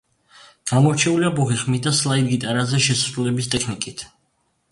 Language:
Georgian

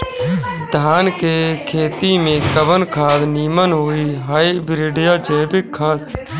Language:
Bhojpuri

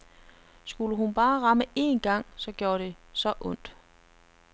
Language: Danish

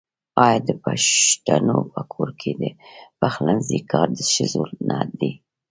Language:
Pashto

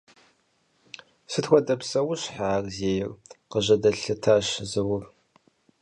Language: Kabardian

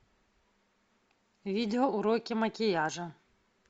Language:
Russian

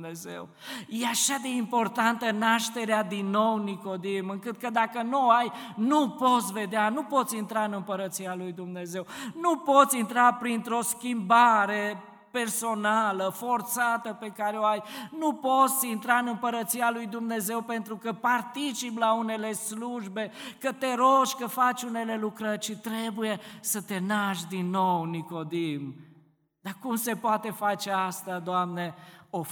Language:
Romanian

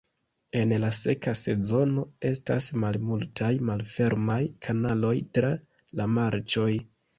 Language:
Esperanto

